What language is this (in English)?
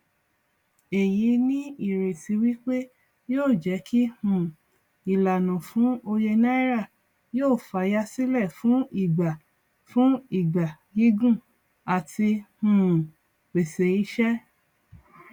Yoruba